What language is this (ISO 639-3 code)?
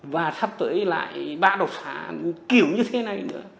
vie